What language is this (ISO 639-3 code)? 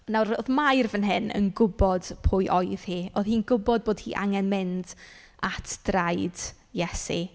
cym